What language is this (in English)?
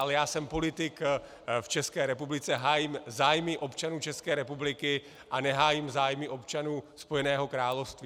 Czech